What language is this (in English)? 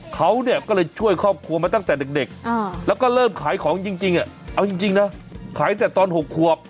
Thai